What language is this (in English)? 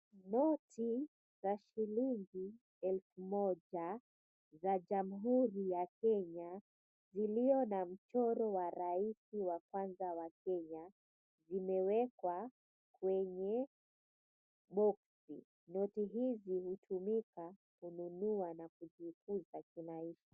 Swahili